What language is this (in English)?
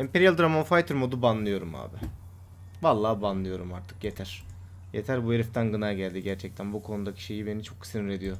Turkish